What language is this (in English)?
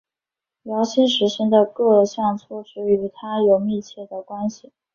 Chinese